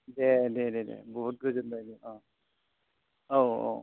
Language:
Bodo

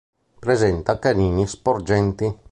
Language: Italian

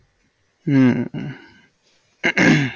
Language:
Bangla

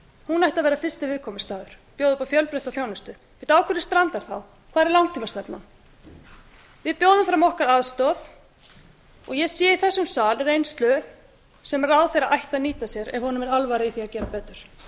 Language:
Icelandic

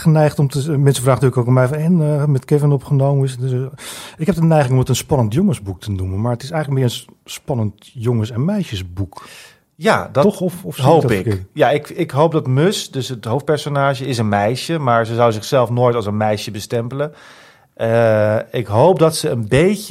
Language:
Dutch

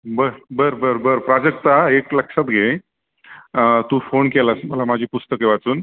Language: Marathi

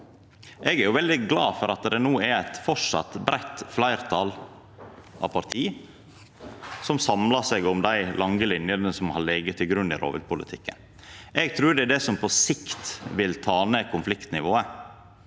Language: Norwegian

